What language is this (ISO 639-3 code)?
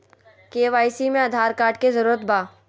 mag